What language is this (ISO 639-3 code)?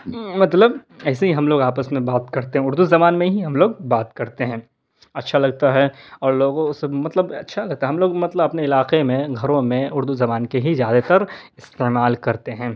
urd